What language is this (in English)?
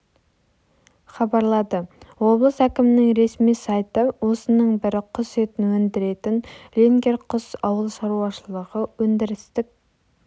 Kazakh